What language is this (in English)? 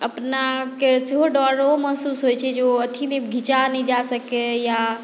Maithili